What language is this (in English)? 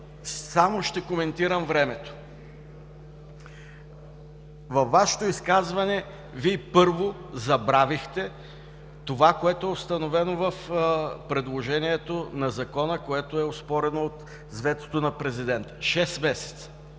Bulgarian